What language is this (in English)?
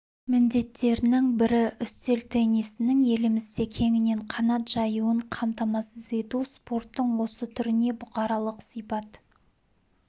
Kazakh